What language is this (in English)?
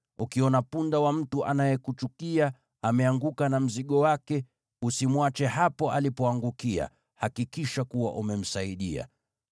Swahili